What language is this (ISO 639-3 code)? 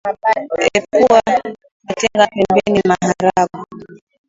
swa